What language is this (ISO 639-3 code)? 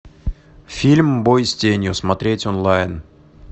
rus